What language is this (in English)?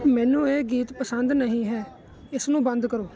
Punjabi